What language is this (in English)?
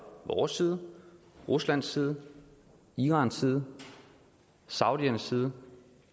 Danish